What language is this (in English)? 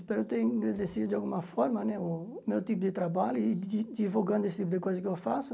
Portuguese